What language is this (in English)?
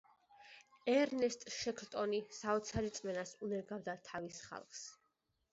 Georgian